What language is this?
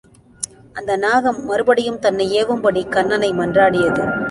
Tamil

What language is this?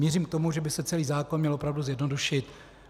Czech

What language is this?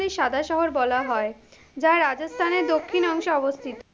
Bangla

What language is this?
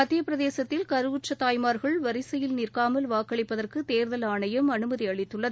Tamil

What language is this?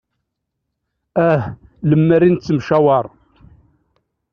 Kabyle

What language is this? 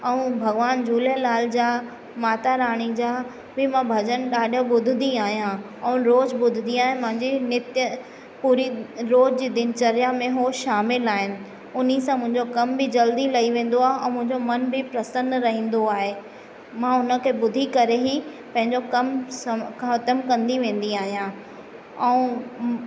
Sindhi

